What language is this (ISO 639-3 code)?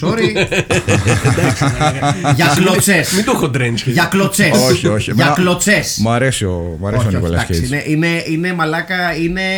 ell